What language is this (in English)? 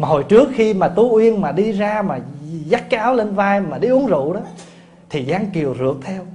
Vietnamese